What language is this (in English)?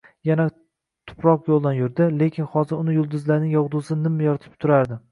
Uzbek